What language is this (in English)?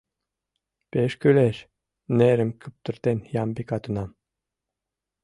Mari